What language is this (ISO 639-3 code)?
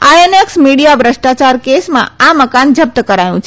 guj